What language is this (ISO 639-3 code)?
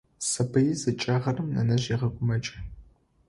ady